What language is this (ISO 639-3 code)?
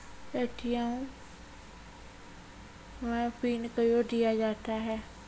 mai